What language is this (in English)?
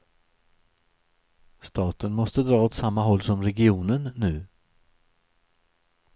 Swedish